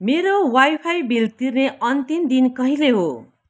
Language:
Nepali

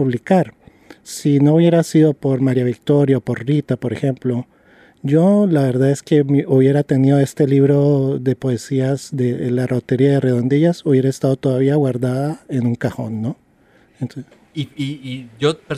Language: Spanish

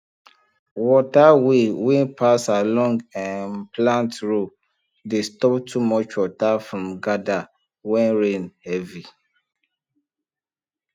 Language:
Nigerian Pidgin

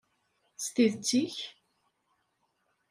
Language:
Kabyle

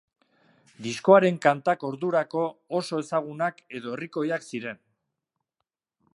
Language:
Basque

